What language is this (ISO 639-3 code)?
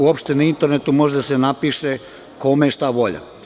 srp